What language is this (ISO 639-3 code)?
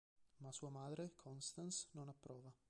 ita